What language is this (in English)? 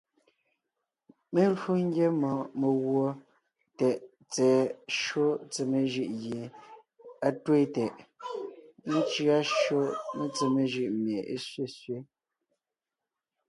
Ngiemboon